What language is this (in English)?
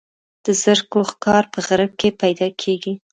Pashto